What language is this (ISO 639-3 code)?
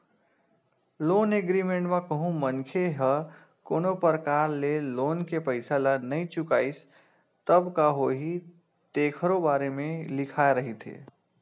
hne